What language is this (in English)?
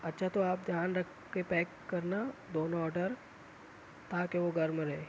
Urdu